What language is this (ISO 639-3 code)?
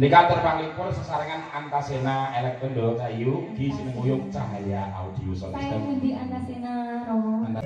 ind